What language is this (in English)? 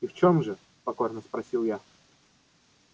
Russian